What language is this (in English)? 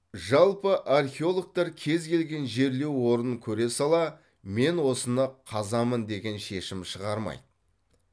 Kazakh